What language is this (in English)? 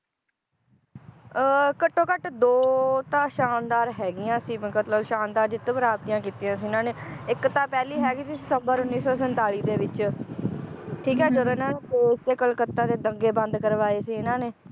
Punjabi